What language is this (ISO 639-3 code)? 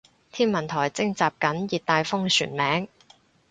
yue